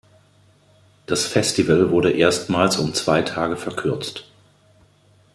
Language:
German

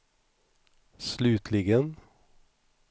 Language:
Swedish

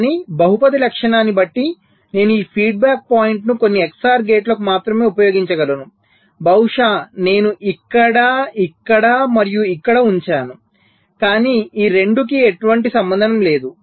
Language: Telugu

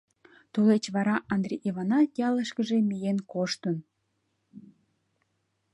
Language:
Mari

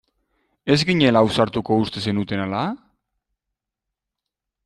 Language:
Basque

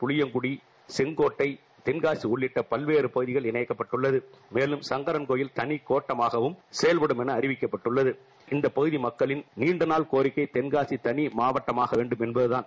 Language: Tamil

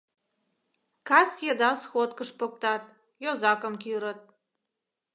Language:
Mari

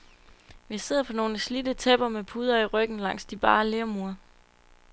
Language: Danish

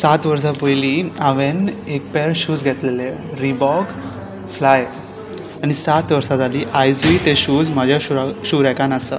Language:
Konkani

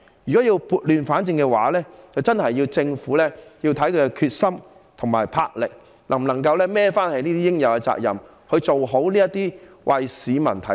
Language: Cantonese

